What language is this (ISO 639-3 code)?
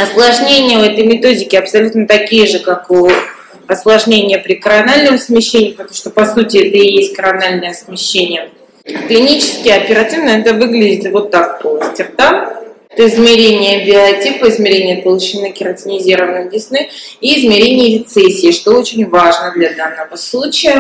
rus